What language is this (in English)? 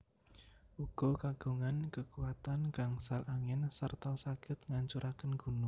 Javanese